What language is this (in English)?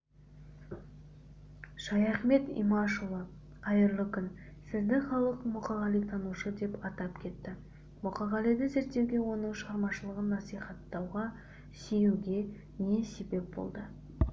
Kazakh